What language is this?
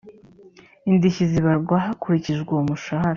Kinyarwanda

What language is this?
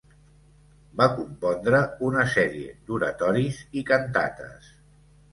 Catalan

